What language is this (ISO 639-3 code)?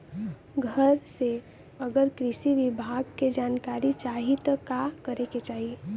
bho